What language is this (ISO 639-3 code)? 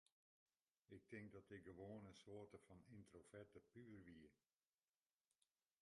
fry